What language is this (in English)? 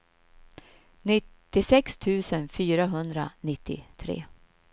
Swedish